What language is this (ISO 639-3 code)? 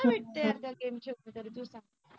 mar